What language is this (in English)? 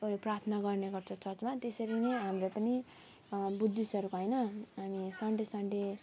Nepali